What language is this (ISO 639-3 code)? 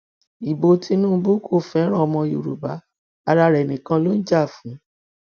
yor